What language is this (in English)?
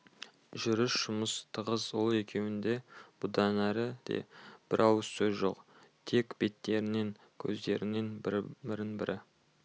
Kazakh